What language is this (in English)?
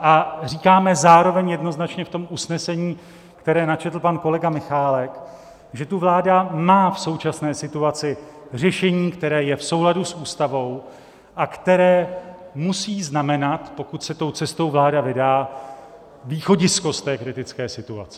Czech